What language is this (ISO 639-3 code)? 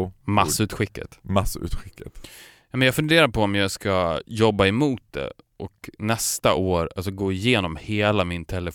swe